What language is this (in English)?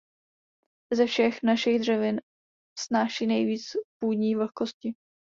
Czech